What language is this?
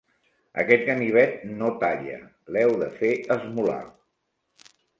Catalan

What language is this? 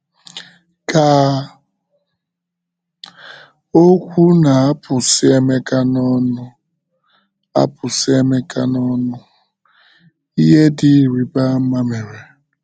Igbo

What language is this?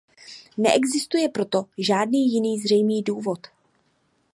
Czech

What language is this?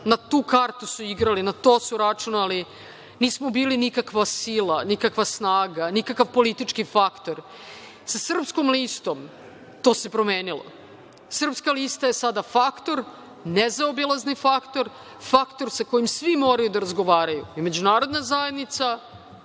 Serbian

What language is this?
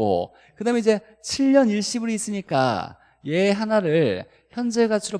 Korean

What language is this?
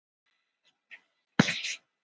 Icelandic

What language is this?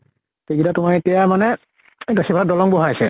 Assamese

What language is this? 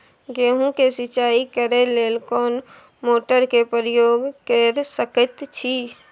Maithili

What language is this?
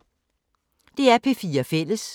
Danish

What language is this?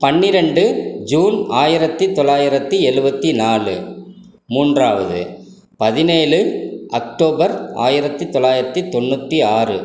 Tamil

